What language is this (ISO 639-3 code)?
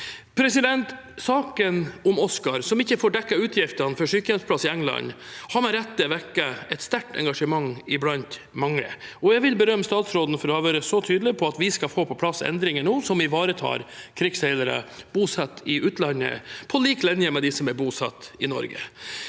nor